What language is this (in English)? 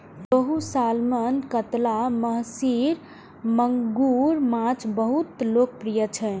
Maithili